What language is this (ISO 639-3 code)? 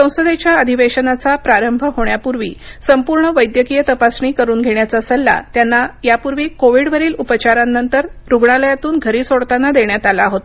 mar